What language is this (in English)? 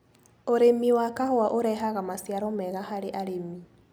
Kikuyu